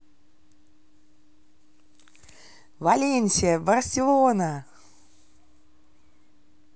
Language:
Russian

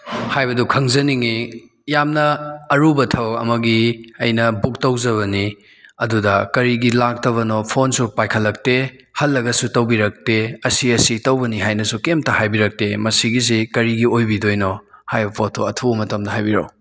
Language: Manipuri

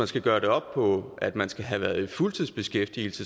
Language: Danish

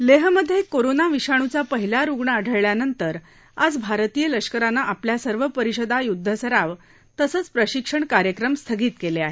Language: Marathi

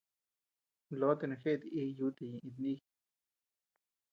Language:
Tepeuxila Cuicatec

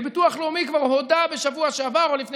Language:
Hebrew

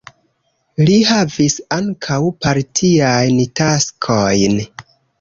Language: Esperanto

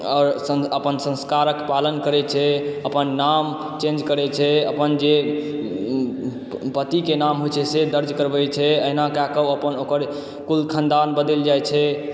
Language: Maithili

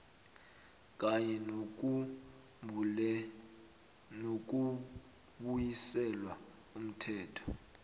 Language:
South Ndebele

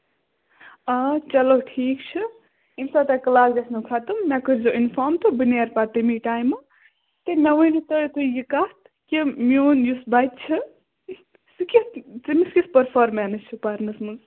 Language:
Kashmiri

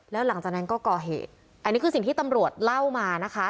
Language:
Thai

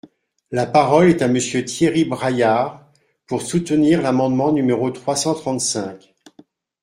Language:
French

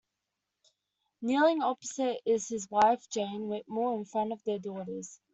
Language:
English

